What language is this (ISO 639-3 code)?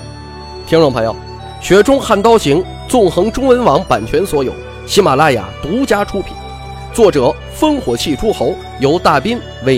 zho